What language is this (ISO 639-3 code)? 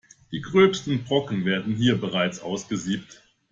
deu